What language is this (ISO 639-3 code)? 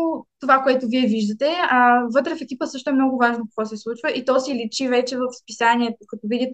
bul